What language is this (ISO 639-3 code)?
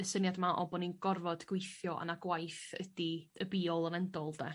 cym